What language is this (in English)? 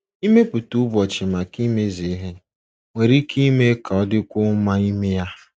Igbo